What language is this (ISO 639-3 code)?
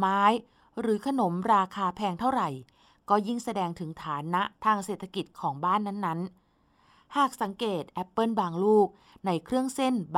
tha